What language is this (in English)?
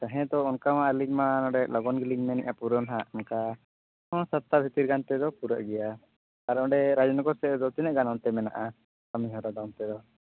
Santali